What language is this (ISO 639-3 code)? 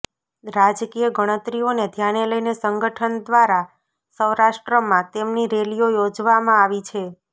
guj